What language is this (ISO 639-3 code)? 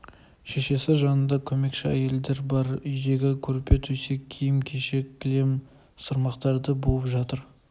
kaz